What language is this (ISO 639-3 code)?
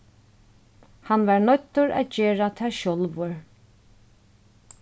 fao